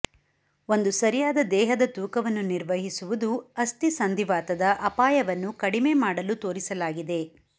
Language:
Kannada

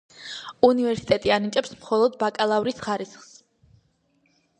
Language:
Georgian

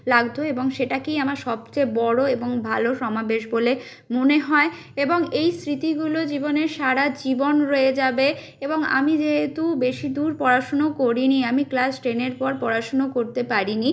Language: Bangla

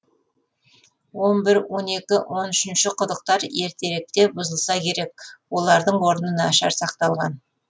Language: Kazakh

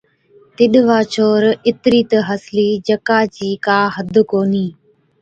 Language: Od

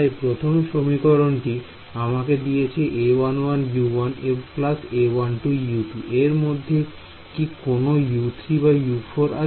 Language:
Bangla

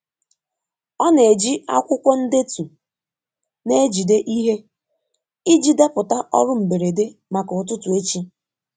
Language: Igbo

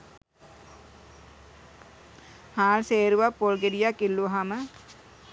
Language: Sinhala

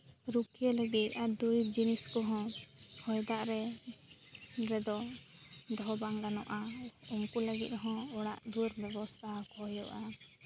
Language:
Santali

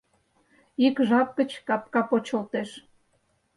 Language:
Mari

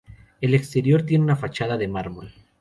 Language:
Spanish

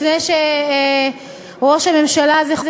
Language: Hebrew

